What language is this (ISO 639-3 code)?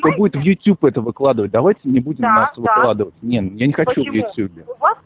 rus